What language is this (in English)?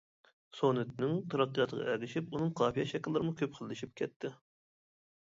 Uyghur